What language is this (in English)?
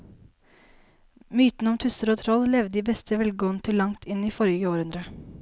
Norwegian